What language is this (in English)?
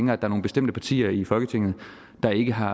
Danish